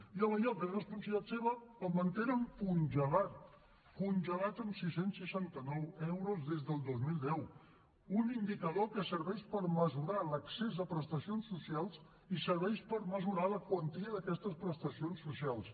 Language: Catalan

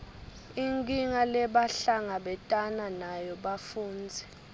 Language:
Swati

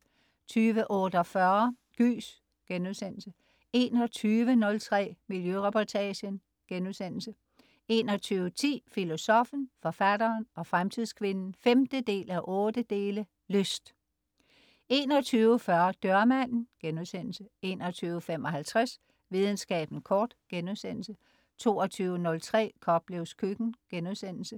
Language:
Danish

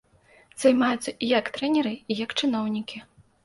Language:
Belarusian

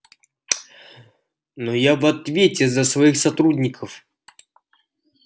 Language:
Russian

